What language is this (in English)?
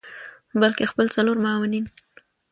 Pashto